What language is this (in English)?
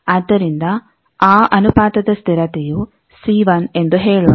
Kannada